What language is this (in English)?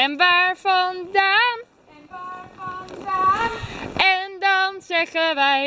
Dutch